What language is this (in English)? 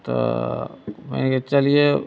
Maithili